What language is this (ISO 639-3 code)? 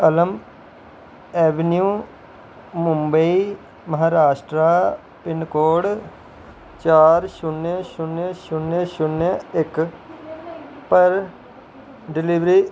doi